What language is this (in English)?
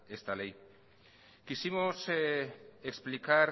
Spanish